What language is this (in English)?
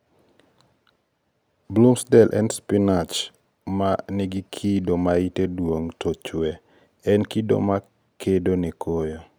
Luo (Kenya and Tanzania)